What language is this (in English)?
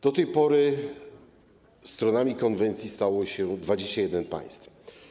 Polish